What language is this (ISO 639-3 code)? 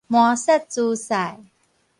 nan